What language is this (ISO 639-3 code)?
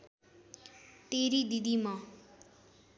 nep